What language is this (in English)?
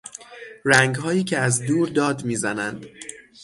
Persian